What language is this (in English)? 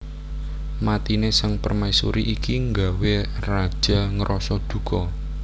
Javanese